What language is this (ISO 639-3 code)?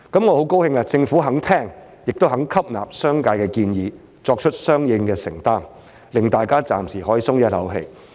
yue